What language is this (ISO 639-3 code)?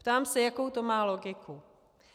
ces